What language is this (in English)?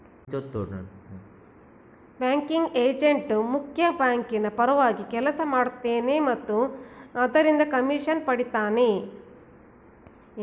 Kannada